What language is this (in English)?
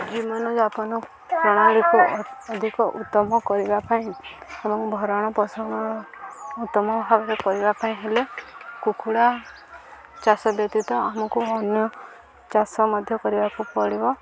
Odia